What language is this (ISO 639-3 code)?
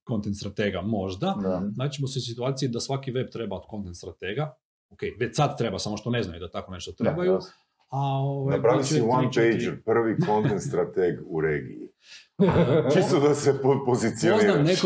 hrv